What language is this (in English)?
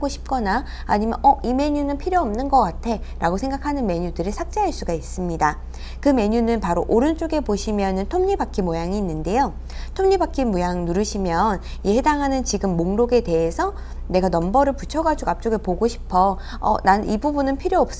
Korean